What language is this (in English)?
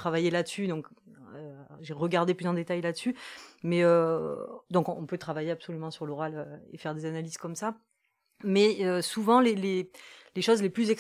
French